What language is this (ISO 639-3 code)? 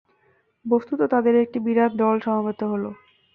ben